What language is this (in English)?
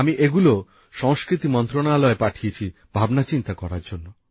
Bangla